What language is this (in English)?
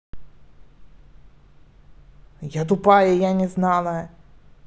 Russian